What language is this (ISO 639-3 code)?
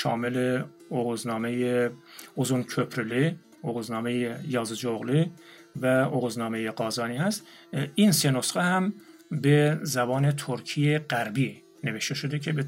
fas